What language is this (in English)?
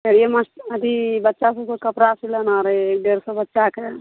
Maithili